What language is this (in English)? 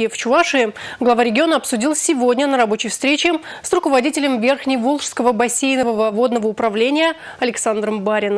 Russian